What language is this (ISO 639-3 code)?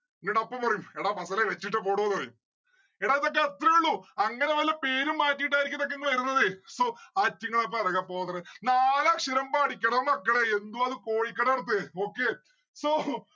mal